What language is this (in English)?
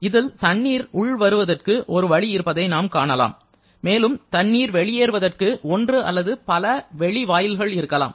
Tamil